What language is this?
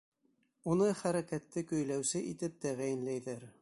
Bashkir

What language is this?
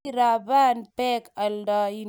Kalenjin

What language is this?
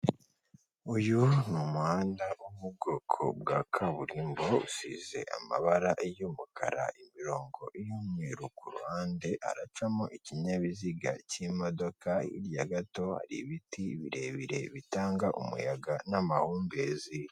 Kinyarwanda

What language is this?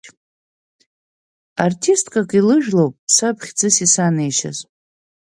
Abkhazian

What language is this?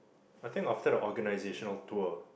English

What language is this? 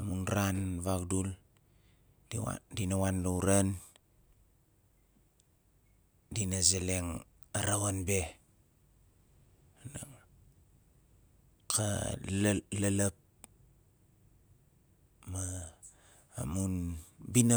Nalik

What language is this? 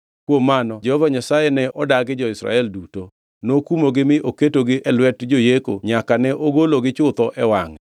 Luo (Kenya and Tanzania)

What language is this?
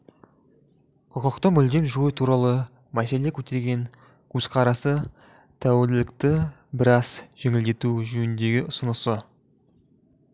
Kazakh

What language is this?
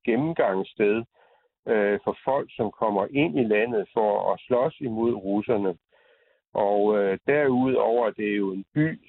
Danish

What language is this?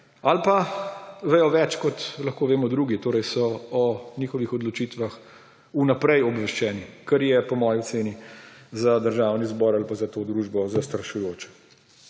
Slovenian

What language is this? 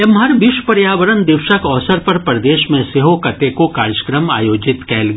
Maithili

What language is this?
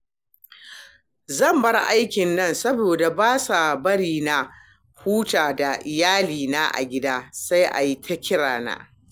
Hausa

